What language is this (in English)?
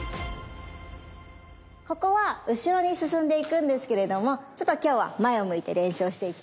Japanese